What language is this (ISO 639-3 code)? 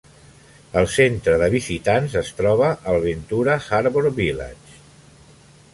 cat